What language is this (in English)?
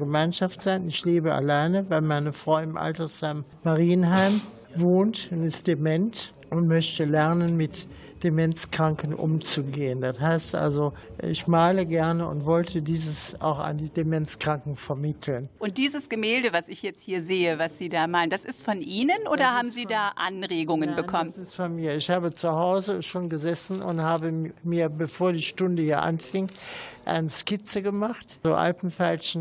German